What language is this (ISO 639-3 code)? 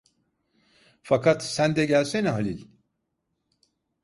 tur